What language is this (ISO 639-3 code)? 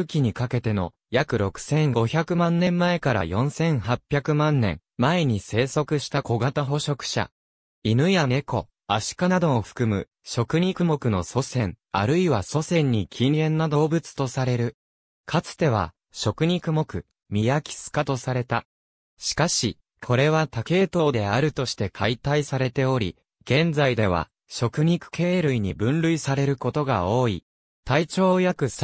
jpn